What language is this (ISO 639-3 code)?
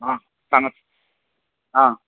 kok